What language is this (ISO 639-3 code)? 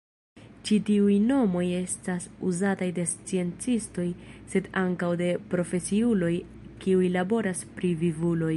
epo